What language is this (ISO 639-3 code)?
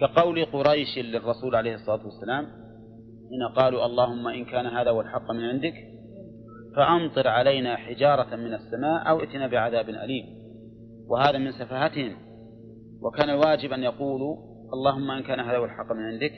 ara